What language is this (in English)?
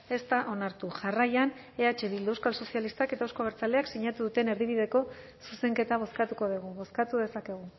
Basque